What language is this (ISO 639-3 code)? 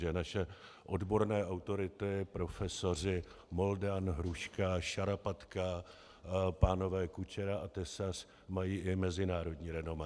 ces